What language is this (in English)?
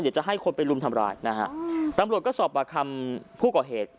Thai